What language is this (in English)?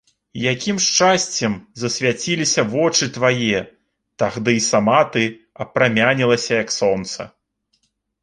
Belarusian